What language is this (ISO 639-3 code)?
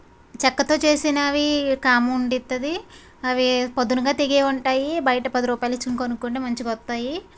tel